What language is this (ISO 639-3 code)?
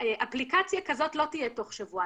heb